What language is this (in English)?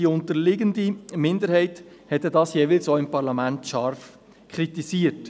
Swiss German